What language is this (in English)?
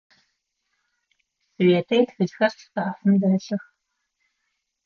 Adyghe